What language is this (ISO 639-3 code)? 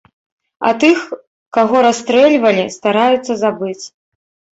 bel